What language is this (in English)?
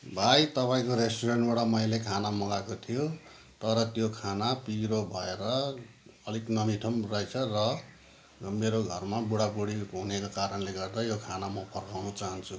Nepali